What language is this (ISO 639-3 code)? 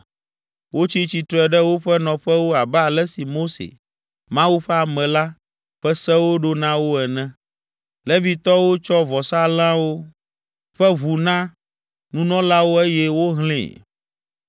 ewe